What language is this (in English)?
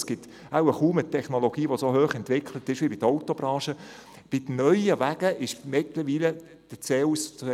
Swiss German